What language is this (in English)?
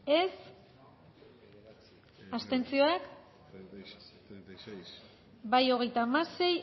Basque